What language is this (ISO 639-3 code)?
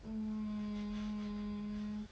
eng